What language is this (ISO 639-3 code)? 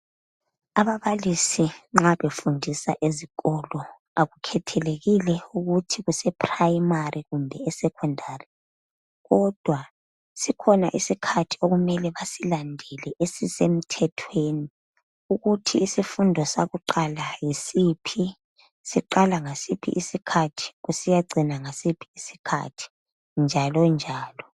nde